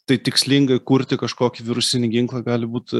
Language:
Lithuanian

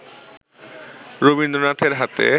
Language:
Bangla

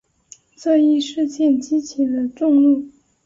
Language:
Chinese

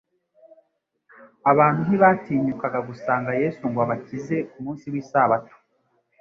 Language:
Kinyarwanda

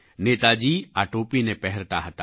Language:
Gujarati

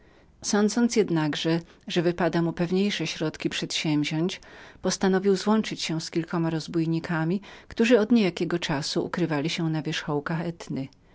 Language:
Polish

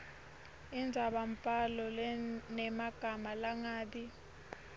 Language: Swati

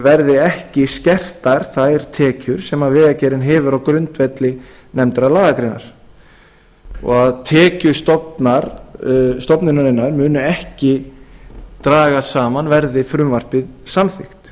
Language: Icelandic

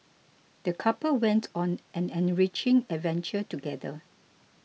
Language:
English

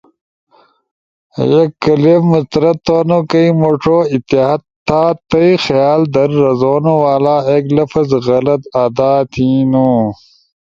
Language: Ushojo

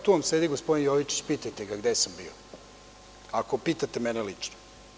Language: Serbian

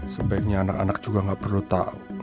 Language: Indonesian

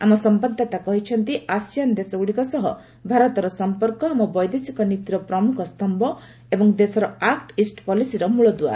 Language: Odia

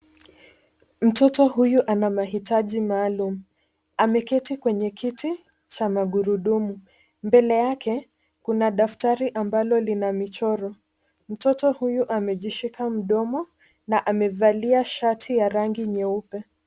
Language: Swahili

